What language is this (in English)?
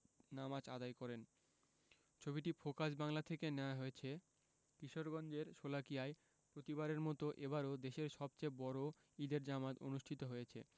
Bangla